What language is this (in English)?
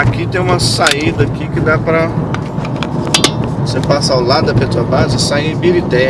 Portuguese